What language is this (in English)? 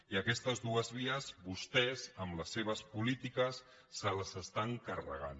Catalan